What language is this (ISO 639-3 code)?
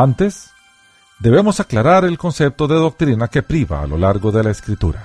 spa